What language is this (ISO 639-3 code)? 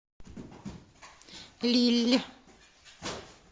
rus